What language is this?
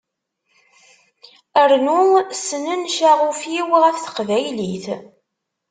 Kabyle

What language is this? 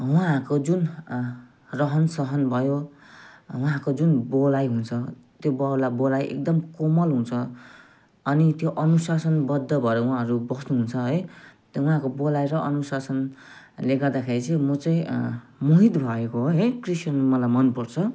Nepali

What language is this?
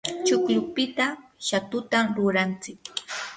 Yanahuanca Pasco Quechua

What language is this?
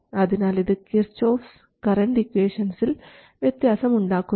Malayalam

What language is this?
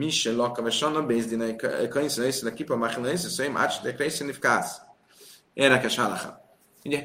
Hungarian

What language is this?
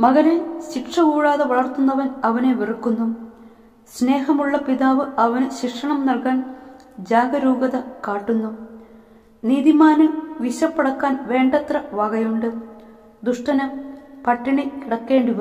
Malayalam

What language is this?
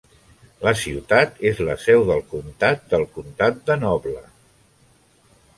Catalan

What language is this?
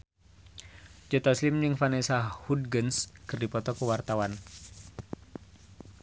Sundanese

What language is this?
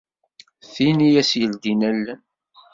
Kabyle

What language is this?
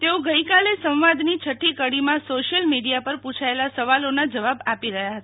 Gujarati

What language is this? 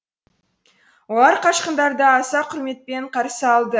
Kazakh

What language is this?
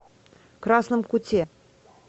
Russian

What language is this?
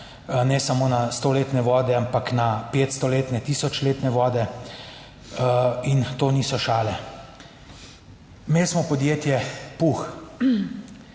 Slovenian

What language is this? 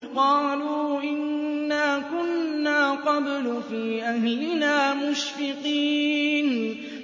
Arabic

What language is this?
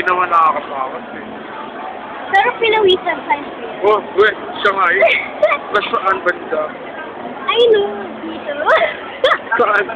Filipino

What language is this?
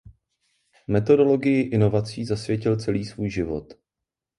Czech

